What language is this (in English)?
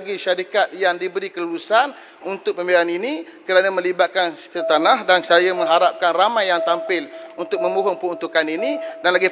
Malay